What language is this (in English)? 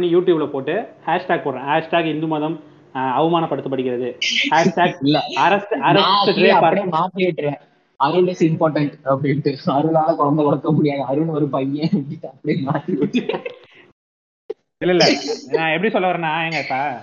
Tamil